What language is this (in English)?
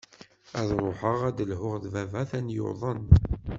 Kabyle